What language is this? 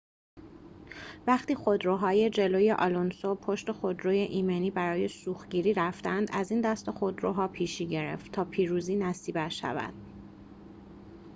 Persian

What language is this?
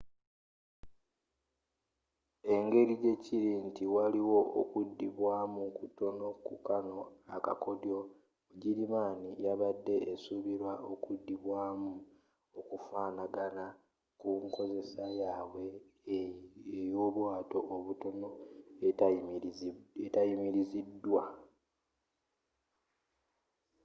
Ganda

